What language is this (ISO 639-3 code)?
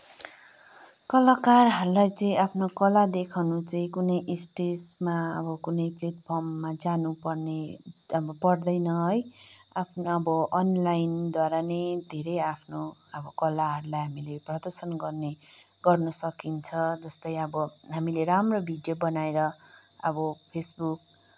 nep